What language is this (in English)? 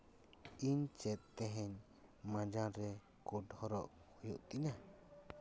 Santali